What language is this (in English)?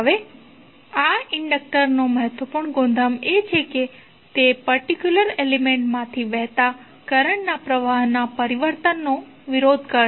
Gujarati